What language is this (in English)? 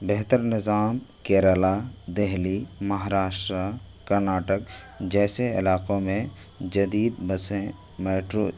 Urdu